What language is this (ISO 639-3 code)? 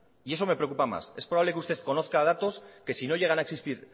spa